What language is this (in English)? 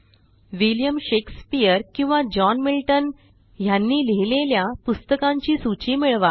Marathi